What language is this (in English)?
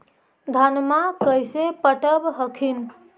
Magahi